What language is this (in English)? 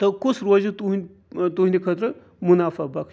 Kashmiri